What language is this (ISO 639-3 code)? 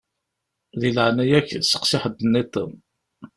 kab